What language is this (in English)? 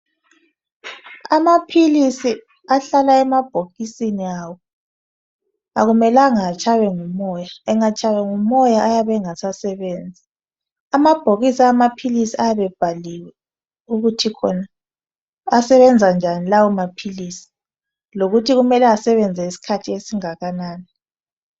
North Ndebele